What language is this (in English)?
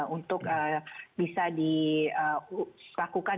Indonesian